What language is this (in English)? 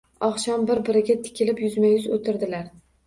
Uzbek